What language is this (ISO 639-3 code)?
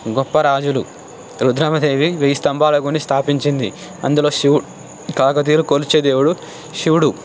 tel